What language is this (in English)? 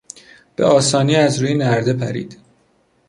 Persian